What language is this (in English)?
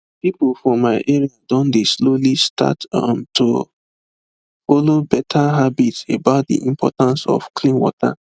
Nigerian Pidgin